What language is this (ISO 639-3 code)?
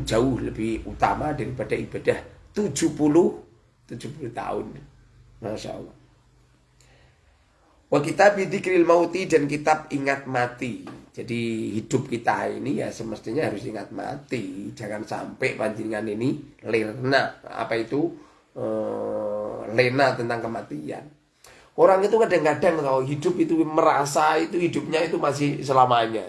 ind